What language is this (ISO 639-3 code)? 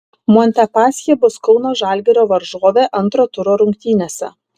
lit